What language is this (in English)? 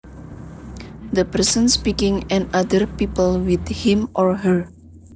Javanese